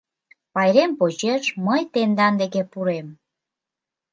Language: Mari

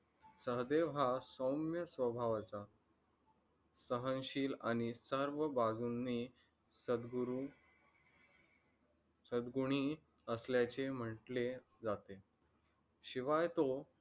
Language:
Marathi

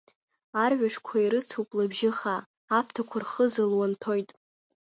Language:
Abkhazian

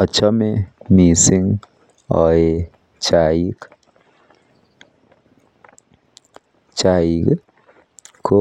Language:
Kalenjin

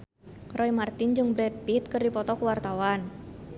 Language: Sundanese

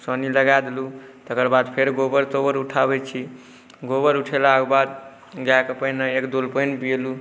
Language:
Maithili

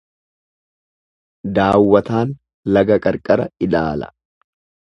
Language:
Oromo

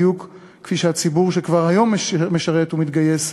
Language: Hebrew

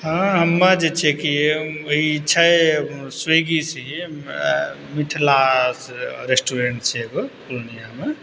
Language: Maithili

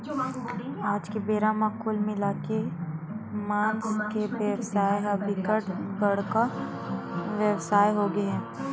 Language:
Chhattisgarhi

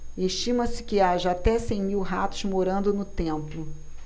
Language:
Portuguese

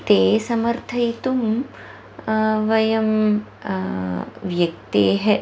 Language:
Sanskrit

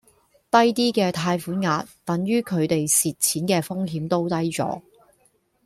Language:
Cantonese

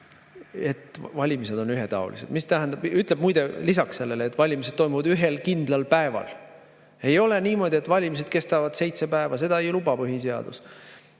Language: Estonian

